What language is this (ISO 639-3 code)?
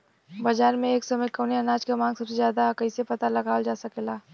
bho